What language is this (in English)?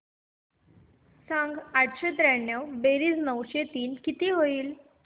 Marathi